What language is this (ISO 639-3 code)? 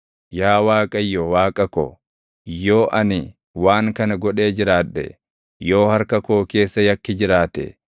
orm